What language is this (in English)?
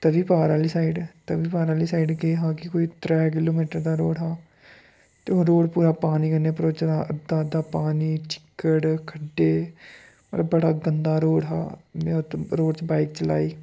Dogri